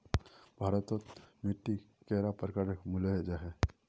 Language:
Magahi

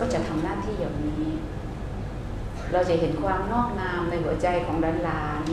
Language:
Thai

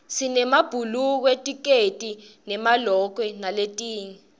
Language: Swati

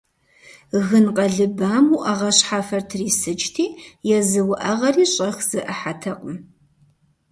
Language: Kabardian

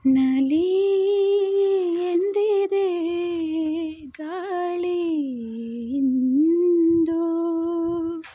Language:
Kannada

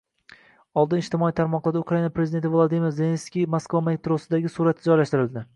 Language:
Uzbek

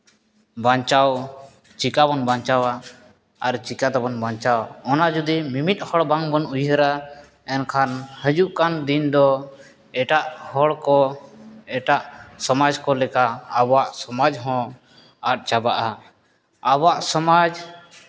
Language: Santali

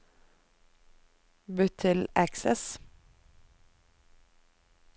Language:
Norwegian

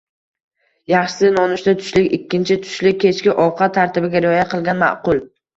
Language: Uzbek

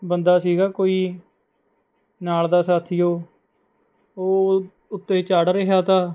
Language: Punjabi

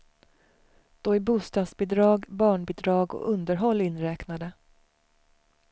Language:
Swedish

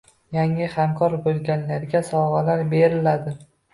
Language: Uzbek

